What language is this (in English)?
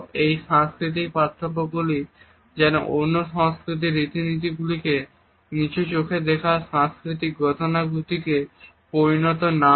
Bangla